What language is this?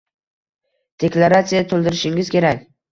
Uzbek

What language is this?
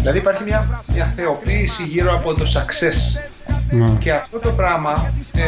Greek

